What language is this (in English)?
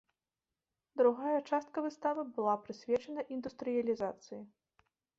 Belarusian